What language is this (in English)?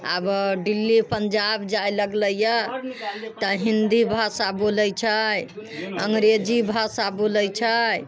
Maithili